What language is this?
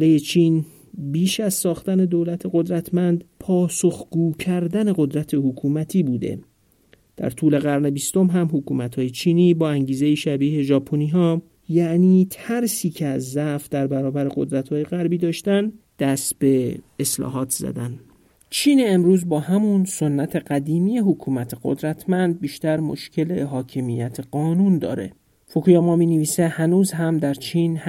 Persian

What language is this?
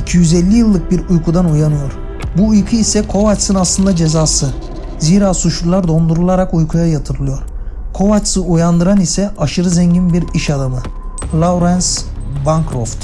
Turkish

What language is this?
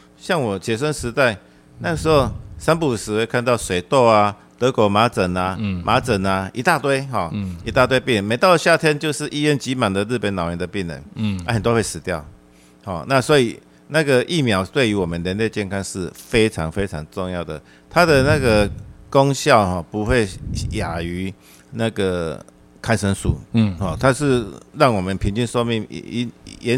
Chinese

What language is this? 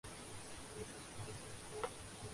Urdu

